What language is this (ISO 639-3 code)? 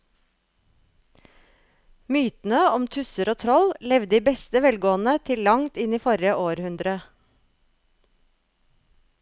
nor